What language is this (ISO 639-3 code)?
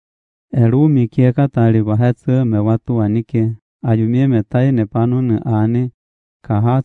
ron